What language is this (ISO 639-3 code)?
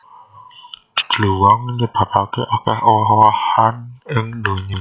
jav